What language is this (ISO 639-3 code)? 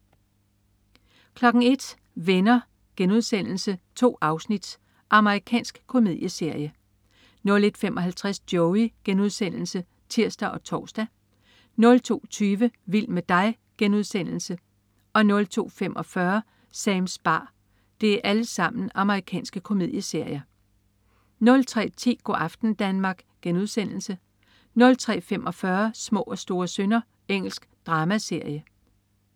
dan